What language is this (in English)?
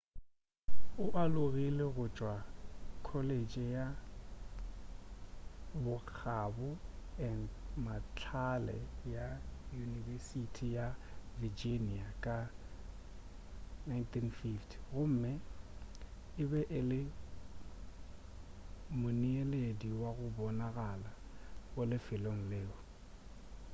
Northern Sotho